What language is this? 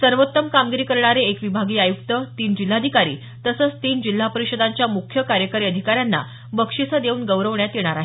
Marathi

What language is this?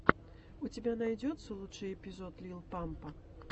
Russian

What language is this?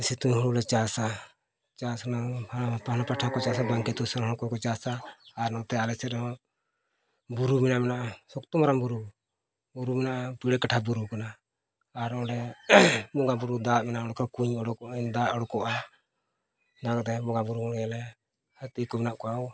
Santali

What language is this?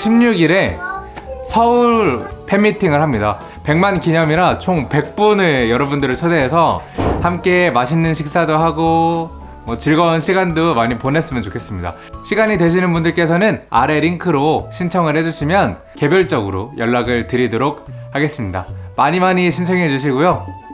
Korean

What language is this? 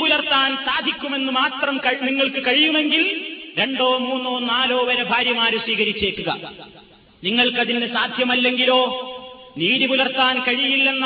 Malayalam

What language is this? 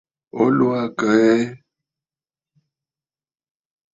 Bafut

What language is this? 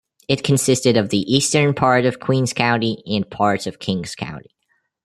English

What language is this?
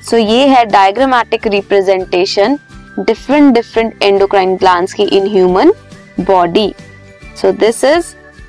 Hindi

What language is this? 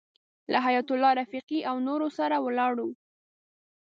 Pashto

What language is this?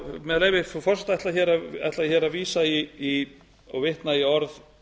Icelandic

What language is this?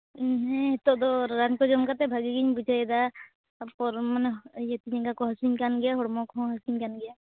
Santali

